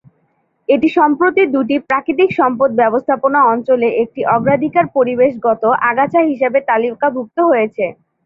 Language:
Bangla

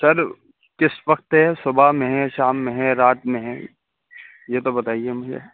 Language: Urdu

